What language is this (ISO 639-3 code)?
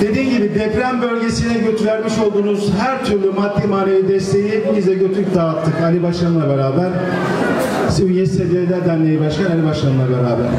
tur